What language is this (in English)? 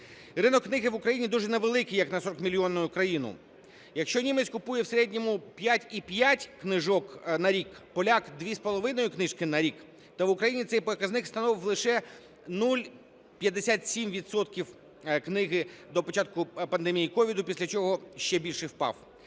Ukrainian